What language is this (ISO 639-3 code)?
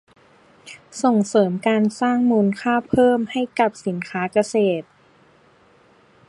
tha